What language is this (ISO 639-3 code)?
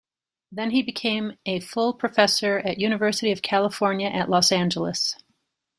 eng